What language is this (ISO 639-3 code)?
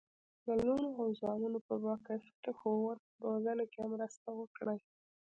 pus